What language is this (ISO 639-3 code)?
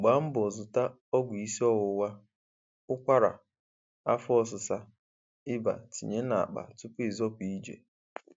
ibo